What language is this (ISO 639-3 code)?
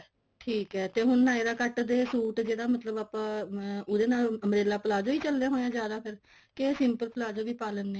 pan